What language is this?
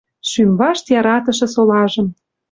Western Mari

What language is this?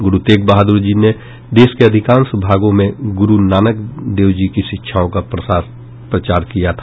Hindi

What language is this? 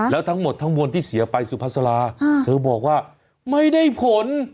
Thai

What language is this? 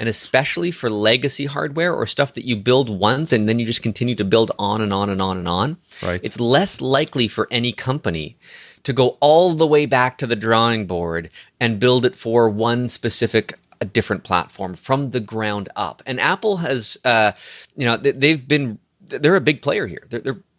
English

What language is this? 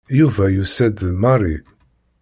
Kabyle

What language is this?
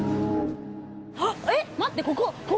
Japanese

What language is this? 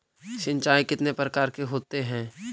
Magahi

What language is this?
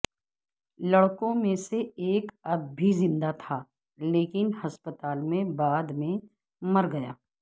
Urdu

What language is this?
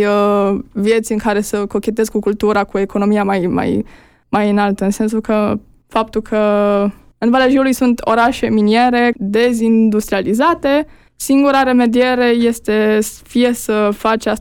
Romanian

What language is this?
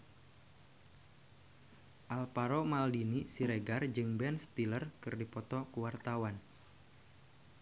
Sundanese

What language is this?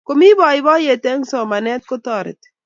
Kalenjin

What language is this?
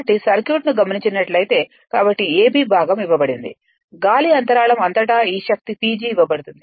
Telugu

